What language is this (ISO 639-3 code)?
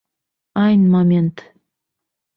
bak